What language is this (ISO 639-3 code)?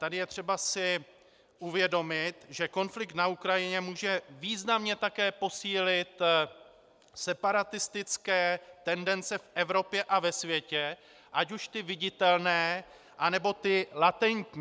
ces